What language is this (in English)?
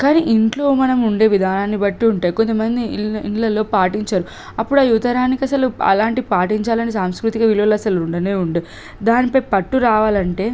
Telugu